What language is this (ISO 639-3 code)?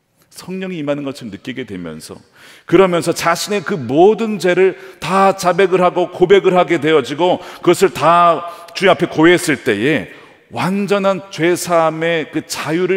kor